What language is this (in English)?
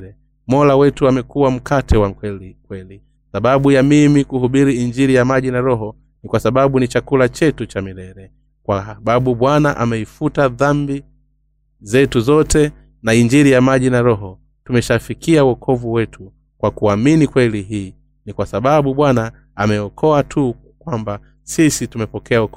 Swahili